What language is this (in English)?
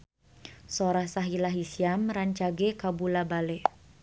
Sundanese